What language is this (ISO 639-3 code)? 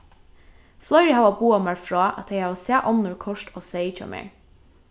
fao